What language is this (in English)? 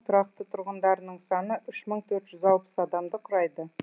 Kazakh